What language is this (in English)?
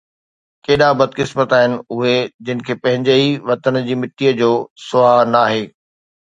Sindhi